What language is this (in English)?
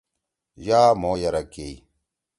Torwali